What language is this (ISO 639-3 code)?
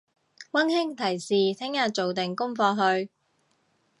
yue